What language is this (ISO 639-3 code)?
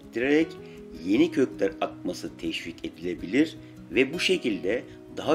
tur